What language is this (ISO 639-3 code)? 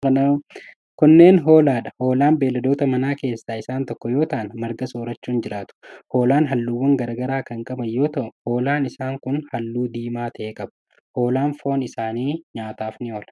orm